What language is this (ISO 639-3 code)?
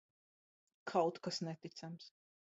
lav